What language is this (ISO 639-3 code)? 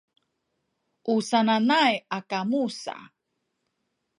szy